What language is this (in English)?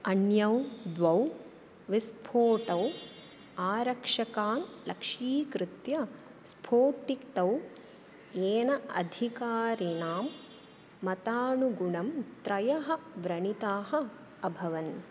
Sanskrit